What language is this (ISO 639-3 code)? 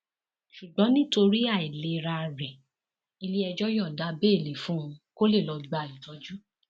yor